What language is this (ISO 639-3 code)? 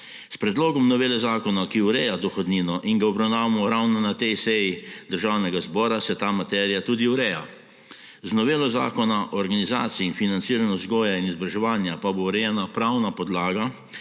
slv